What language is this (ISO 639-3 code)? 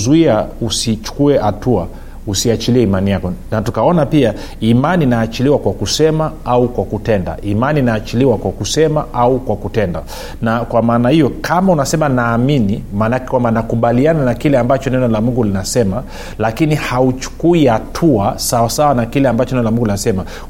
swa